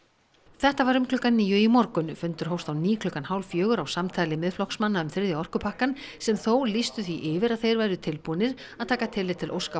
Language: Icelandic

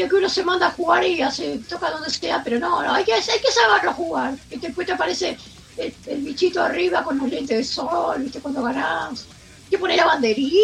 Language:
Spanish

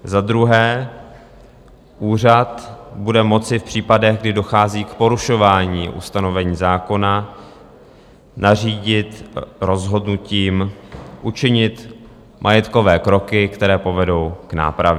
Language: Czech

